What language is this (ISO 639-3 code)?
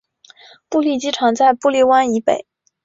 zho